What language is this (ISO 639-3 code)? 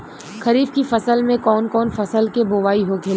bho